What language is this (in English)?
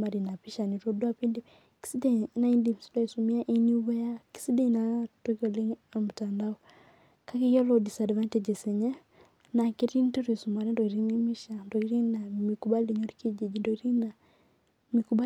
Masai